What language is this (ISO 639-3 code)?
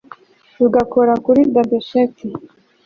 kin